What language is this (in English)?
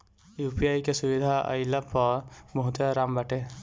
Bhojpuri